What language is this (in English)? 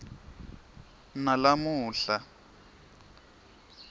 Swati